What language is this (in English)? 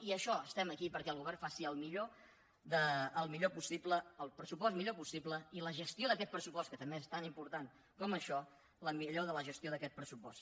Catalan